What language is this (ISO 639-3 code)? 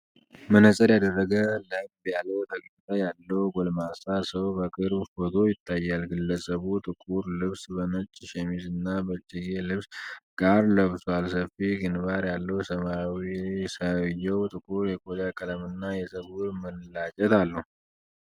amh